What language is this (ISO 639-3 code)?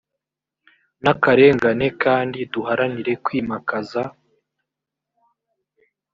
kin